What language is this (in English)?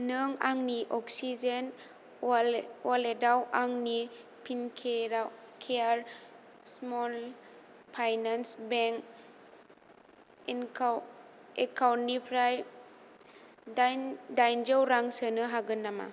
Bodo